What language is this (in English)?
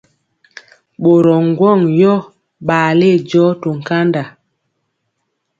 Mpiemo